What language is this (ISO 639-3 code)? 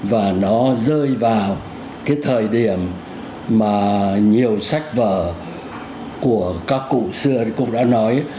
vie